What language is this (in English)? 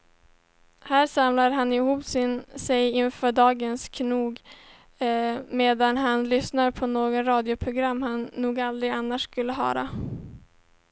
Swedish